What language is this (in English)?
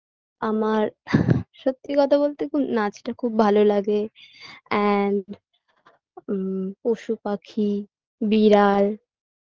Bangla